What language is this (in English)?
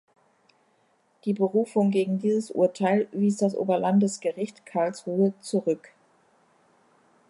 German